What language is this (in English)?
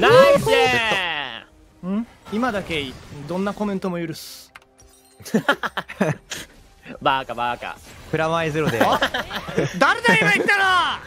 Japanese